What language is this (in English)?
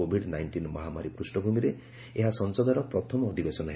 Odia